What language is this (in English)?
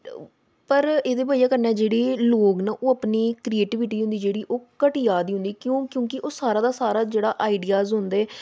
Dogri